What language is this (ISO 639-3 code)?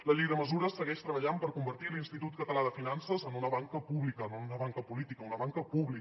cat